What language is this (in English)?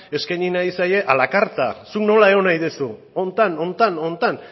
Basque